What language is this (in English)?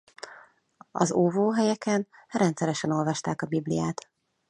Hungarian